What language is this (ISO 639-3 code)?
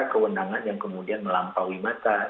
ind